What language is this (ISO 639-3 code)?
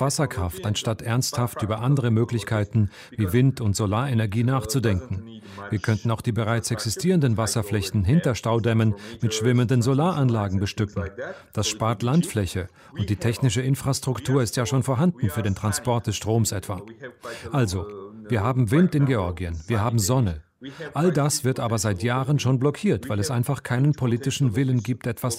deu